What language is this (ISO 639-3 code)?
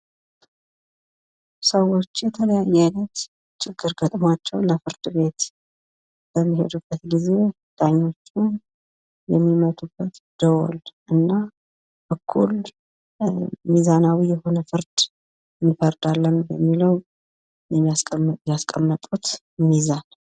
amh